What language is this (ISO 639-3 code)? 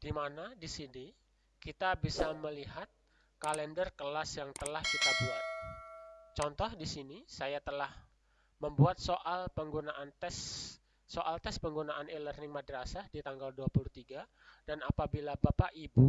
ind